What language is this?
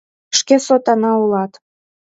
Mari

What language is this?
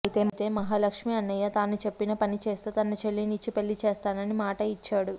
Telugu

